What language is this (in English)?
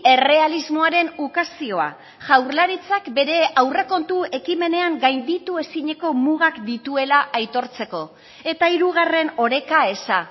Basque